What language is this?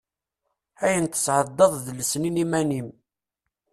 Kabyle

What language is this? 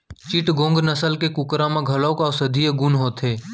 Chhattisgarhi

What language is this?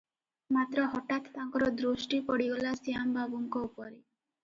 Odia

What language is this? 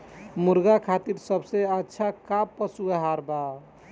Bhojpuri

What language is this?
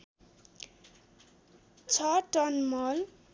Nepali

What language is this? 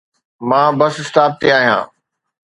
Sindhi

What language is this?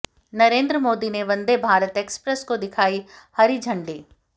Hindi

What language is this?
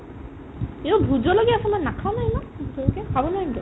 Assamese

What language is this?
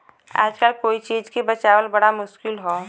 Bhojpuri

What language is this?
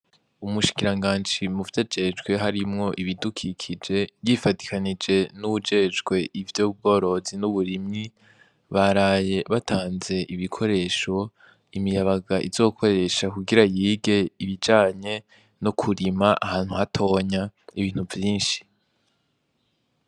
Rundi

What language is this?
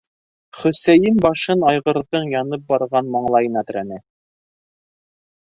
Bashkir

